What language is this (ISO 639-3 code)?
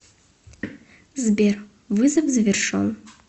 rus